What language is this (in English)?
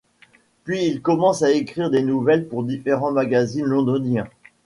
French